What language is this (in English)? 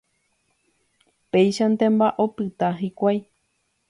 Guarani